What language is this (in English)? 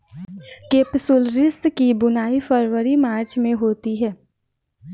Hindi